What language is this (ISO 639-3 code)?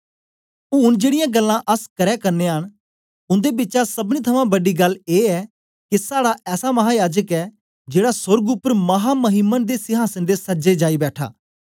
doi